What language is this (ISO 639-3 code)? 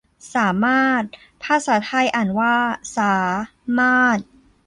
tha